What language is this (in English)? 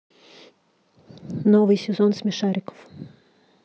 Russian